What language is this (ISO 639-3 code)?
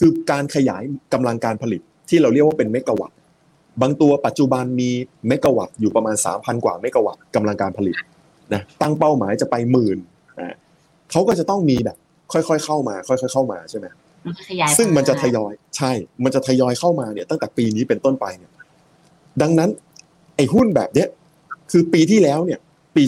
tha